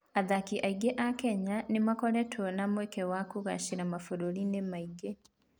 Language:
Kikuyu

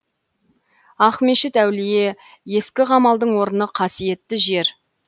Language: Kazakh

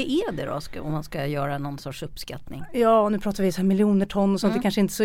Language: Swedish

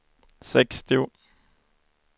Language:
Swedish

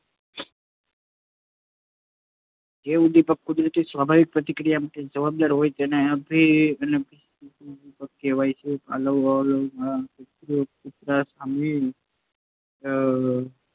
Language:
Gujarati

